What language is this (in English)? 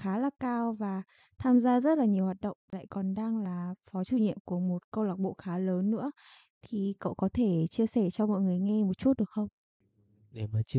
Vietnamese